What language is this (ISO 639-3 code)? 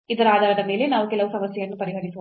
kan